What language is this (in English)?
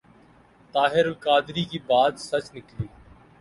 Urdu